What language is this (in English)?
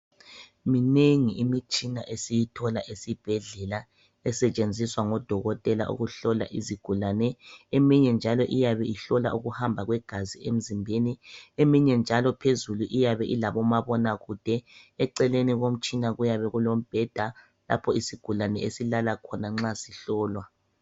North Ndebele